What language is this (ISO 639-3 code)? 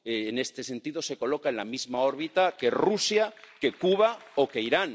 spa